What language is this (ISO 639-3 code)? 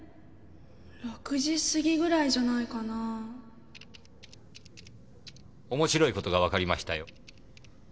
jpn